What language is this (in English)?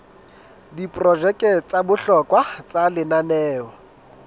Southern Sotho